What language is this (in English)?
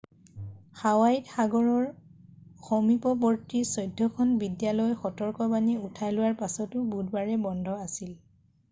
Assamese